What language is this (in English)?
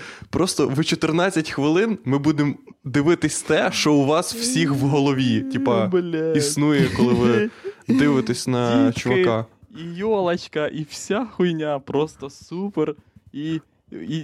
Ukrainian